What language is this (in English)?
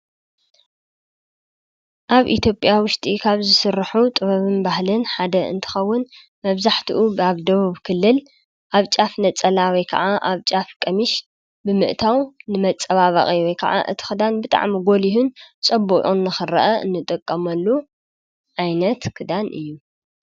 Tigrinya